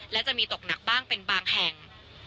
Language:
Thai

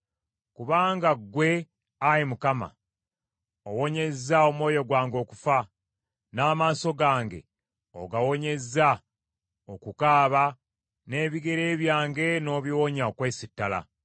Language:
Ganda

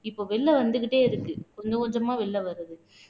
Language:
Tamil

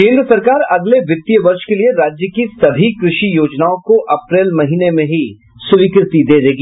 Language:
Hindi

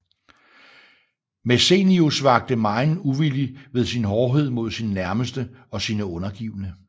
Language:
Danish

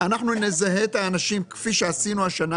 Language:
Hebrew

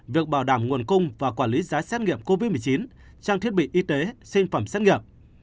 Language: Vietnamese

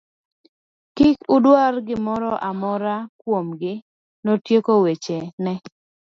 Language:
Luo (Kenya and Tanzania)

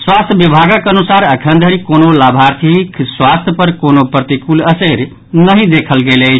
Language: Maithili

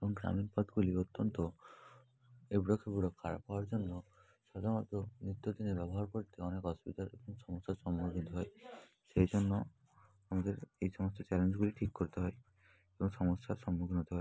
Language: Bangla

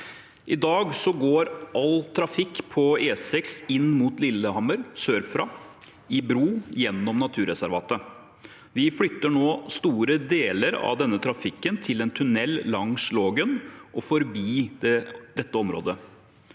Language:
Norwegian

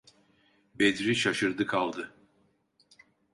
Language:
Turkish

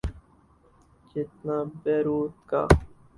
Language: Urdu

